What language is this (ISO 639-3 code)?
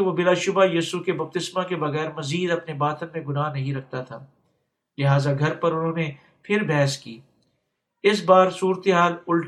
urd